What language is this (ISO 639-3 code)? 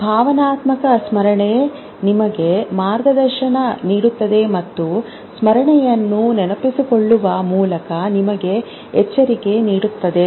kan